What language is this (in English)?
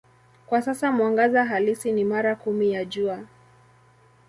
Swahili